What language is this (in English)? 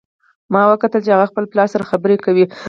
Pashto